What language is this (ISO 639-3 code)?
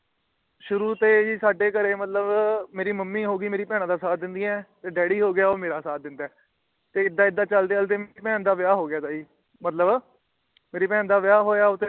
pan